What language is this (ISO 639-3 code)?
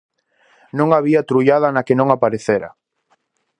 glg